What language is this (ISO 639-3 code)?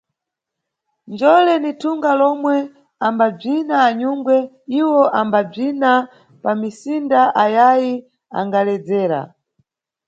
nyu